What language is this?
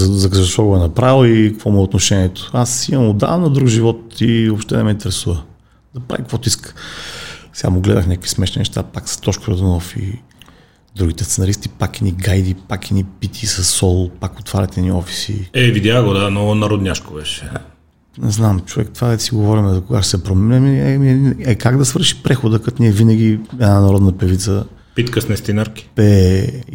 Bulgarian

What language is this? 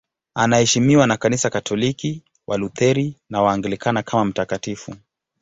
Swahili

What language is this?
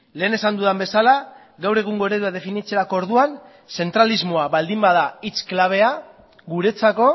Basque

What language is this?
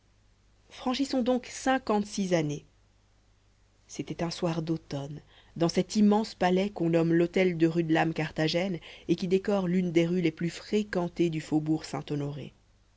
French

